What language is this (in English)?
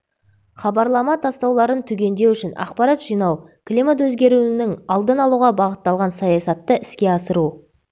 Kazakh